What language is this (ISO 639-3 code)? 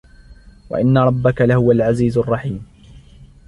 ara